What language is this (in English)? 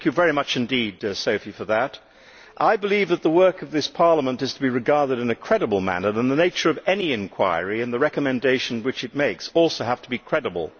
English